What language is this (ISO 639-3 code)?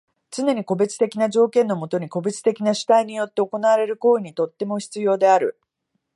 jpn